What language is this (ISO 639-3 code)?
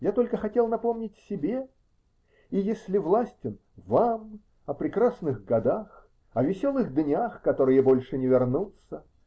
rus